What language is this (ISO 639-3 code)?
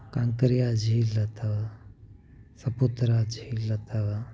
snd